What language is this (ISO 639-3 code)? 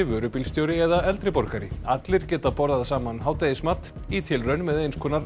isl